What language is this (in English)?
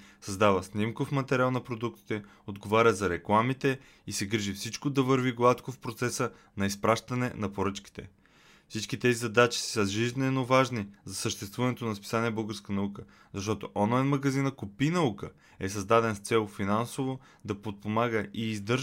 Bulgarian